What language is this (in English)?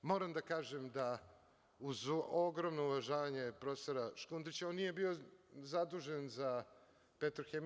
Serbian